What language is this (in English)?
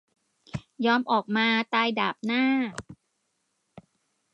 Thai